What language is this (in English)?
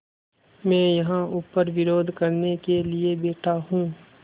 Hindi